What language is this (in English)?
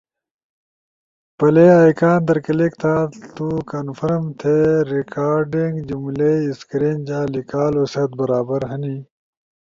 Ushojo